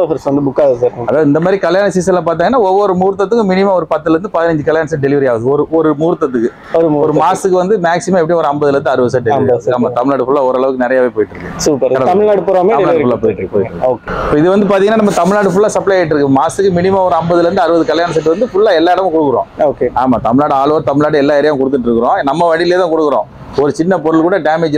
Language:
Tamil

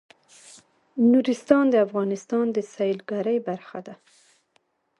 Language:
Pashto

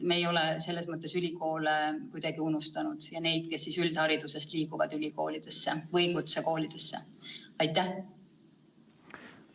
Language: Estonian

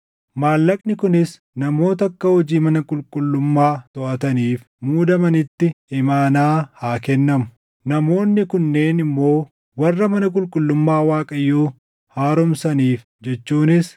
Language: Oromo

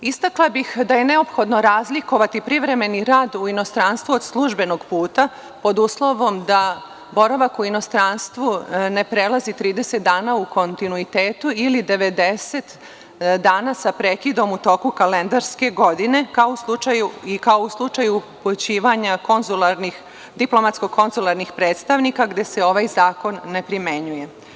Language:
Serbian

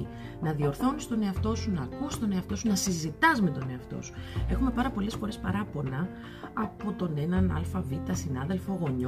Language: Greek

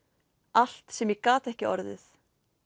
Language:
Icelandic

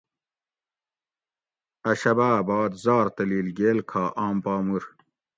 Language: Gawri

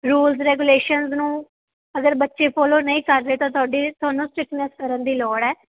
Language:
Punjabi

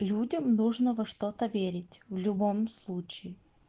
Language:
Russian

